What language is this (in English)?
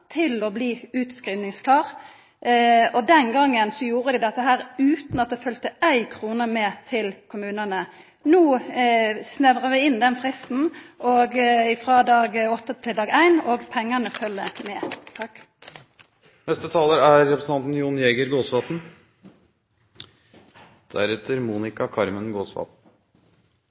Norwegian